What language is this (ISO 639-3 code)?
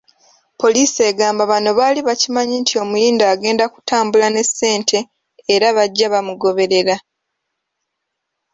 lug